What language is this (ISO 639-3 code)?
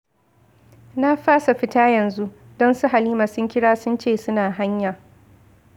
hau